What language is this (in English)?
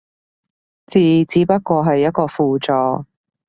Cantonese